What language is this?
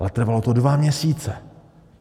Czech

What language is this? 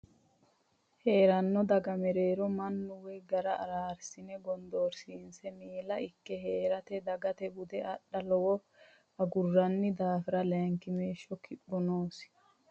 Sidamo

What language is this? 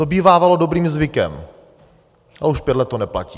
Czech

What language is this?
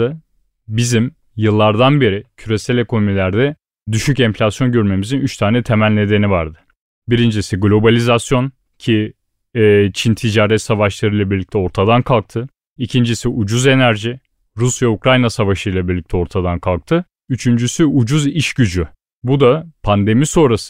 Turkish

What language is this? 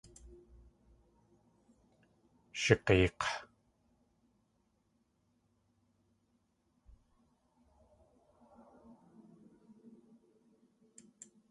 Tlingit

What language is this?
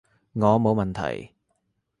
Cantonese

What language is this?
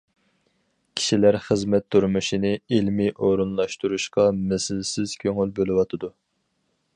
Uyghur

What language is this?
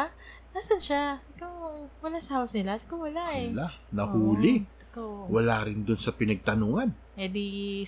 Filipino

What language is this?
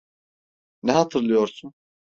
Turkish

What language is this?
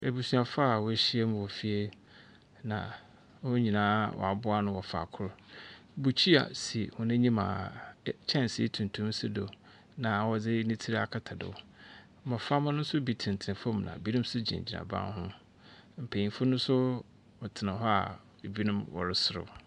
Akan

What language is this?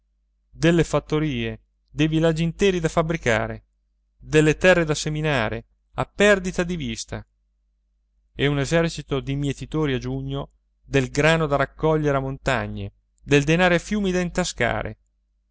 Italian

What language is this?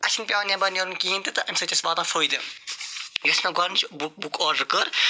Kashmiri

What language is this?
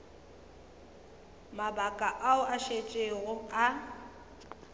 Northern Sotho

